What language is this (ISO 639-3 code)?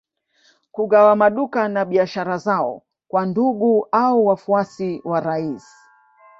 swa